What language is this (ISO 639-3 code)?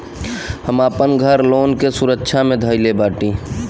bho